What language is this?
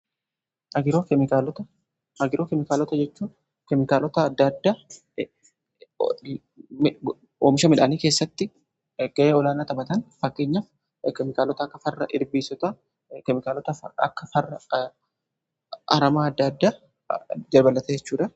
Oromo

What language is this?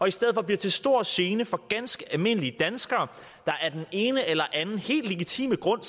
Danish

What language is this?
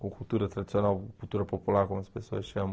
Portuguese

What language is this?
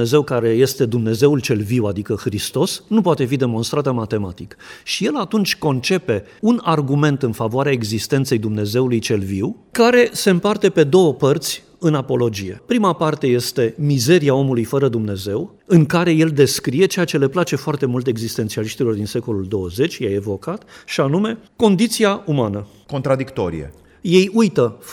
Romanian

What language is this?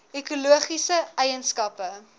Afrikaans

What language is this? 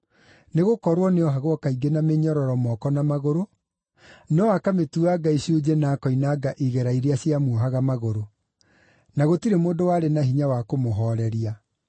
Kikuyu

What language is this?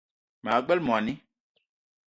Eton (Cameroon)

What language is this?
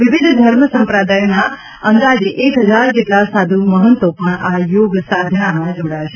Gujarati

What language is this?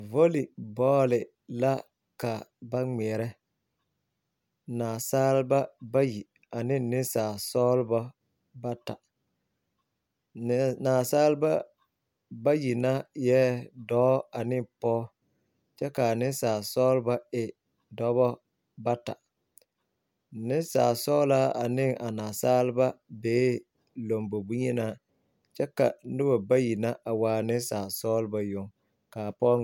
Southern Dagaare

